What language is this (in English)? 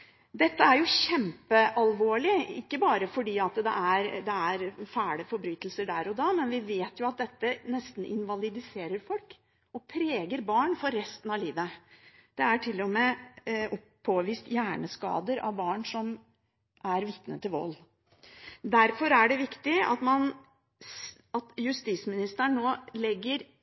Norwegian Bokmål